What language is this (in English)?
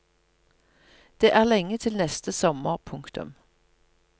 Norwegian